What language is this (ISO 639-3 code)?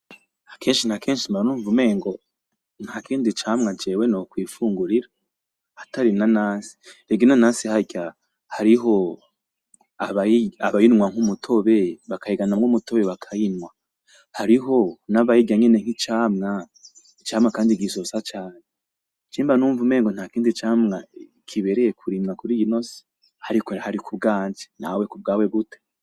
run